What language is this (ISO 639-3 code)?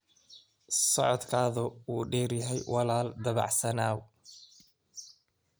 som